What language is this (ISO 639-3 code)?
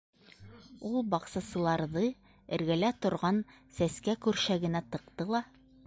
bak